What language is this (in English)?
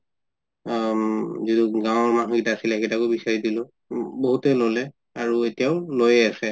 Assamese